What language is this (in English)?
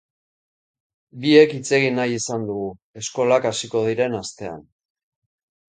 Basque